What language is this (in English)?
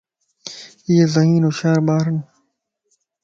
Lasi